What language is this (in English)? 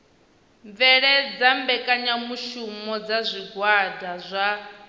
Venda